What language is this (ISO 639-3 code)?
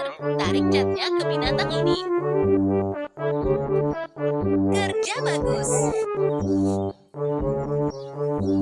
ind